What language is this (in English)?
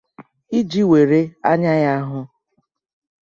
Igbo